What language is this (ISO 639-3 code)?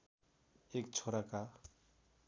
nep